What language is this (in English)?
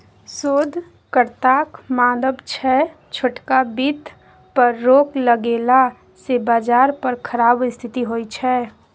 Maithili